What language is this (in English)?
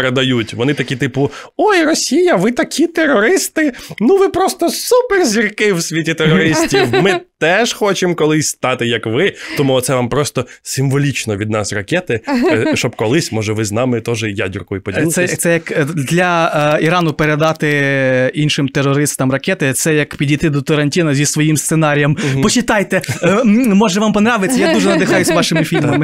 Ukrainian